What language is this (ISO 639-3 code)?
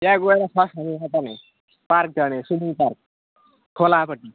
nep